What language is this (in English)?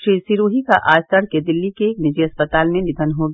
Hindi